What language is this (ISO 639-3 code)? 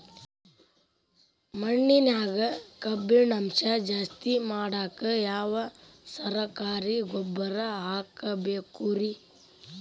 kan